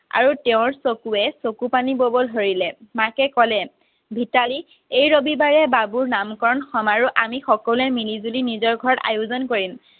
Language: Assamese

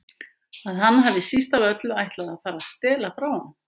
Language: Icelandic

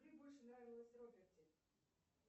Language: Russian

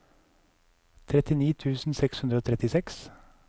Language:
Norwegian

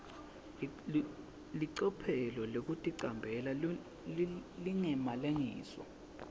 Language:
Swati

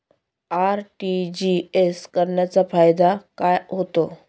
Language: Marathi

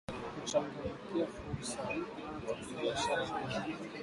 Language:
Swahili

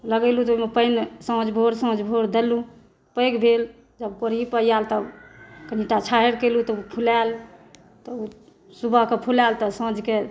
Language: Maithili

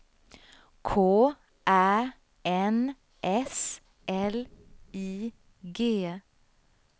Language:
Swedish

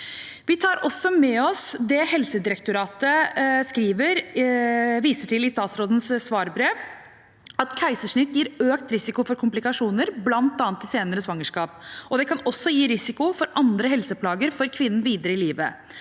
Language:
Norwegian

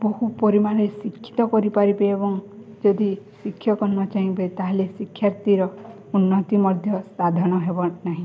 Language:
Odia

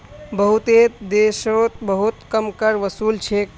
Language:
Magahi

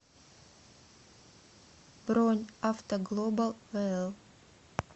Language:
Russian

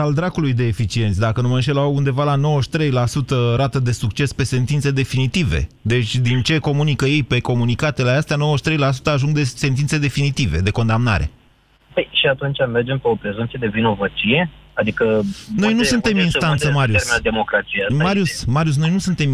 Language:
Romanian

